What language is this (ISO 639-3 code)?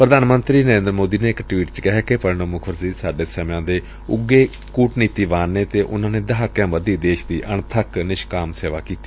pan